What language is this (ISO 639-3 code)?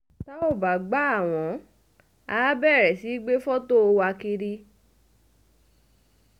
yor